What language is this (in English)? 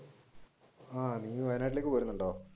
Malayalam